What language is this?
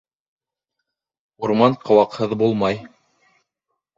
Bashkir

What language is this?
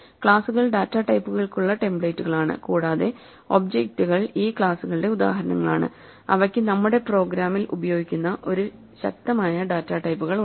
Malayalam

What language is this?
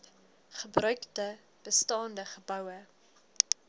Afrikaans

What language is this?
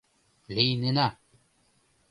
Mari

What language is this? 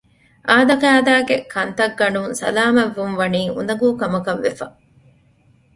Divehi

